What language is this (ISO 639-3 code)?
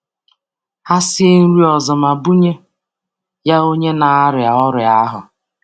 ibo